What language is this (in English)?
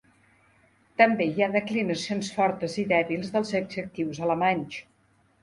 Catalan